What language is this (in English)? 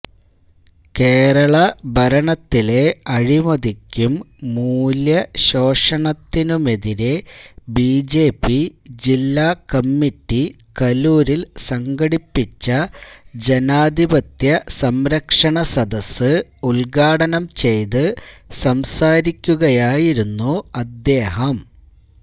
Malayalam